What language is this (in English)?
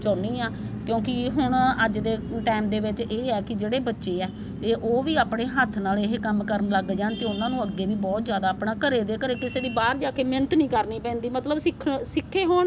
Punjabi